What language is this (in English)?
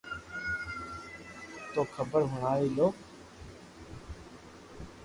Loarki